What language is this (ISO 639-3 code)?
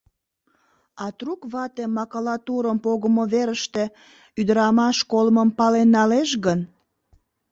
chm